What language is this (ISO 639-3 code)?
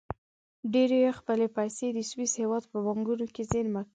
pus